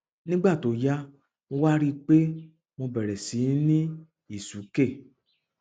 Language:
Yoruba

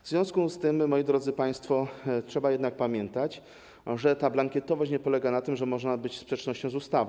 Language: Polish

